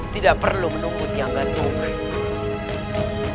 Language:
Indonesian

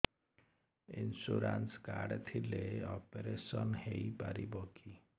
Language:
Odia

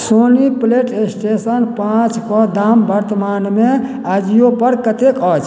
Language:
Maithili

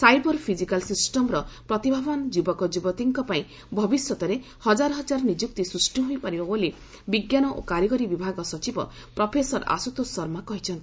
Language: Odia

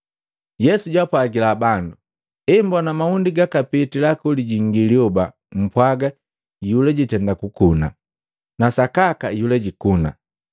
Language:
Matengo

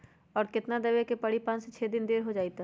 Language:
Magahi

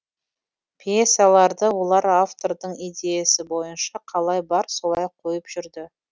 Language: Kazakh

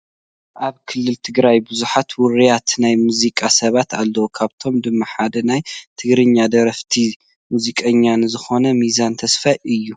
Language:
Tigrinya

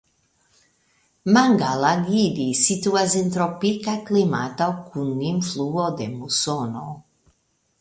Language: Esperanto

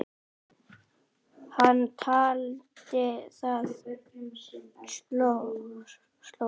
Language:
Icelandic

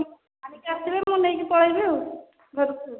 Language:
Odia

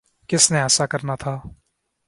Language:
Urdu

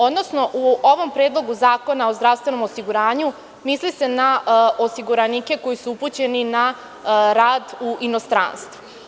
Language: Serbian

